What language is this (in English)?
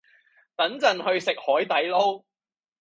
Cantonese